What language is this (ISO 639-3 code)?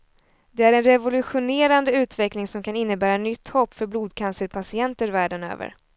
swe